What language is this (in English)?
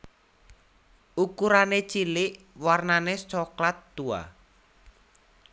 Javanese